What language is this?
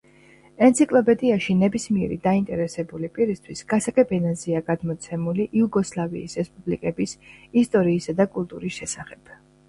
Georgian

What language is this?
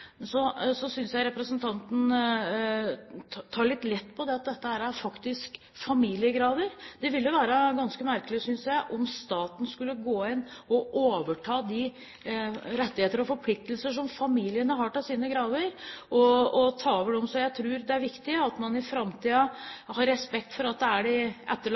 Norwegian Bokmål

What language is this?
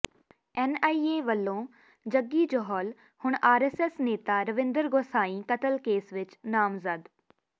Punjabi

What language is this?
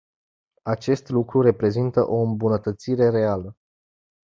Romanian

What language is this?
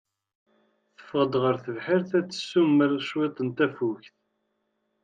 Kabyle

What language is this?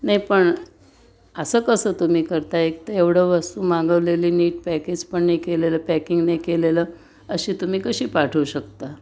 Marathi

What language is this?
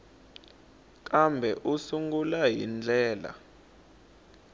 Tsonga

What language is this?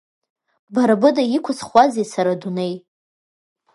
Abkhazian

